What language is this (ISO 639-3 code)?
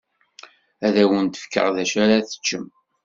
kab